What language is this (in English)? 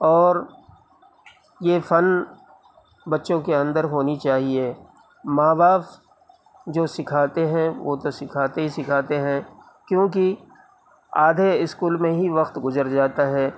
Urdu